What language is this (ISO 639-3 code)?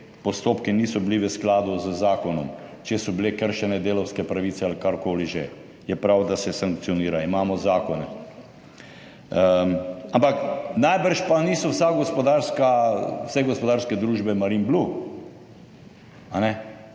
slv